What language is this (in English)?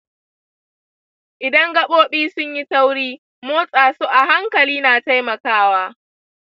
Hausa